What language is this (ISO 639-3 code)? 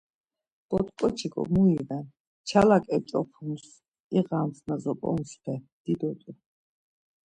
lzz